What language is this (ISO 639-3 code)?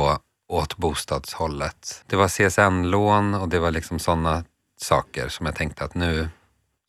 swe